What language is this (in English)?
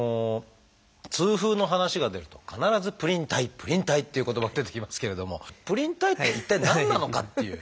Japanese